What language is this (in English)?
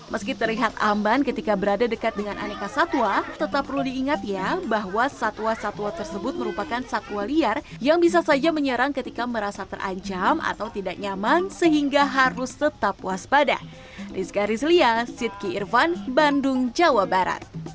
Indonesian